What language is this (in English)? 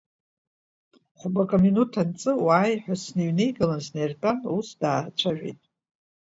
Abkhazian